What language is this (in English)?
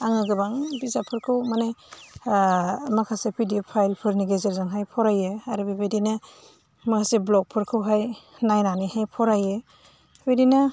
Bodo